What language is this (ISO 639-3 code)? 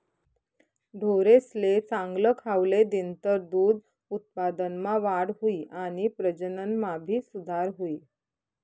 mar